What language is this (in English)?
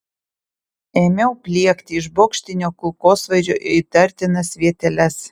Lithuanian